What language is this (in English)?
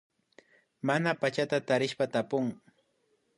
Imbabura Highland Quichua